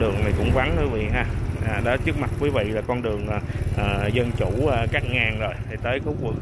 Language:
Vietnamese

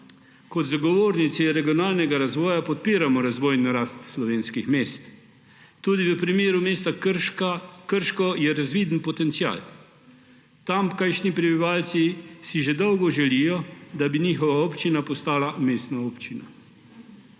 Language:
Slovenian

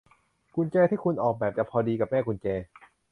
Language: Thai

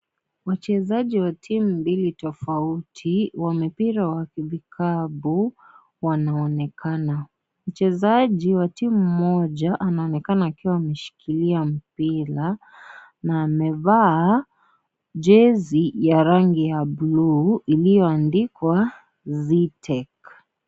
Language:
Swahili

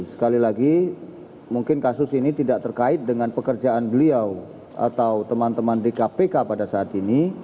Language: Indonesian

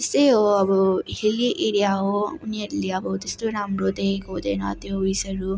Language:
Nepali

